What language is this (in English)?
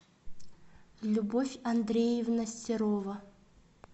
Russian